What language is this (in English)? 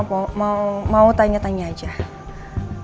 Indonesian